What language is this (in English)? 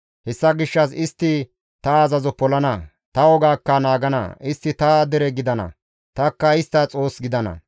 Gamo